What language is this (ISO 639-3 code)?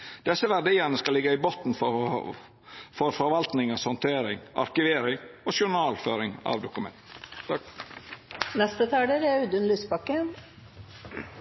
nor